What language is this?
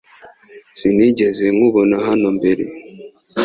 Kinyarwanda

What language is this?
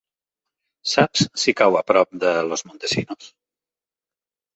Catalan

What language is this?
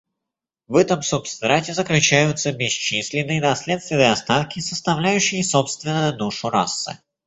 Russian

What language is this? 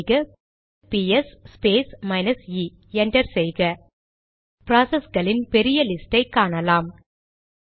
Tamil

